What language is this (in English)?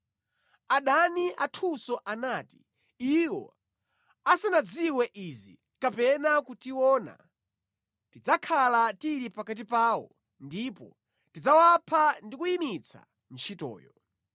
Nyanja